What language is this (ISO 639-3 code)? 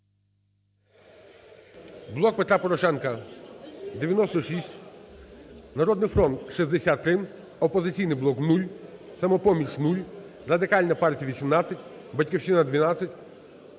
ukr